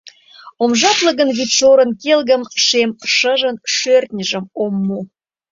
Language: Mari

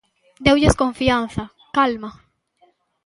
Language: Galician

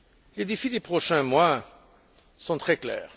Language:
French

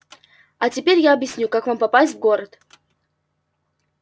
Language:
Russian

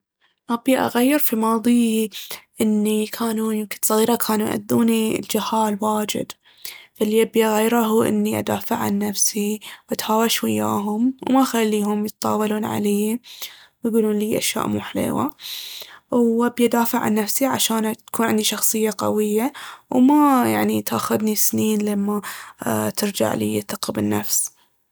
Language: Baharna Arabic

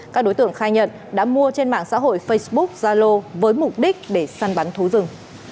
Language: Vietnamese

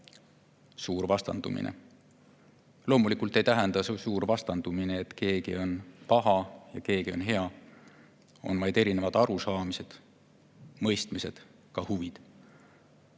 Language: Estonian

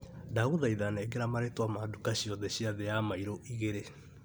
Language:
Kikuyu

